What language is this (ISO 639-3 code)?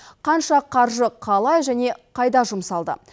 kaz